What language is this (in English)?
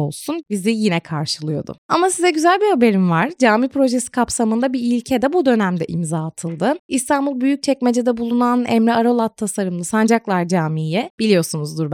Turkish